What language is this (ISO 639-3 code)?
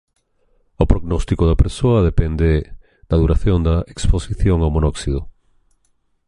glg